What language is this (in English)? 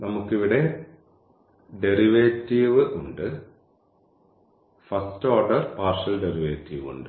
Malayalam